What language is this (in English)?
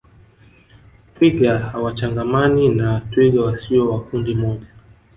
Swahili